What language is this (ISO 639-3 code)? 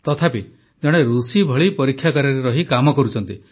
ori